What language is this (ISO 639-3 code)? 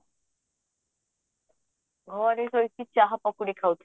ori